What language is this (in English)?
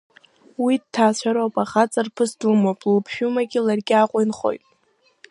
Abkhazian